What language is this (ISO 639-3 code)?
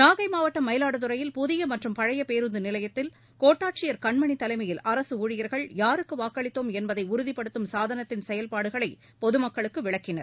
tam